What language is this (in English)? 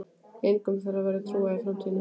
Icelandic